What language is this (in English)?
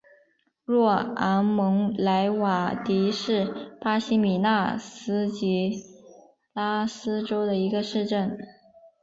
Chinese